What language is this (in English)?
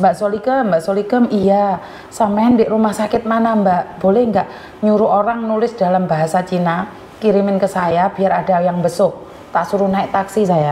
Indonesian